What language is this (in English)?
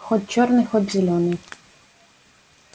Russian